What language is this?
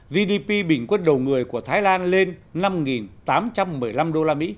Vietnamese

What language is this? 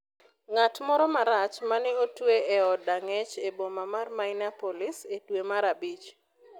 Luo (Kenya and Tanzania)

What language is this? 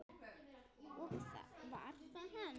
Icelandic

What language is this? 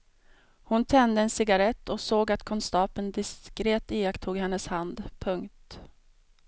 Swedish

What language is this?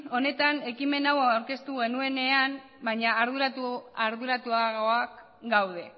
Basque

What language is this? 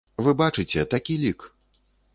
Belarusian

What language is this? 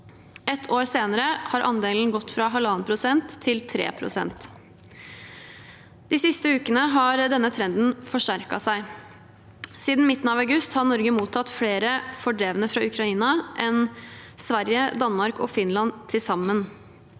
Norwegian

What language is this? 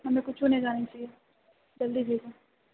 Maithili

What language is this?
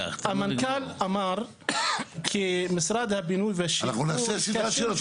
Hebrew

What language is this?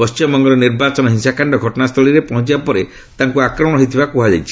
Odia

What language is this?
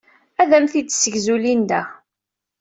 Kabyle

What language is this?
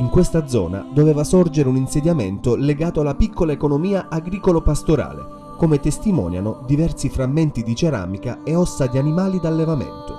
Italian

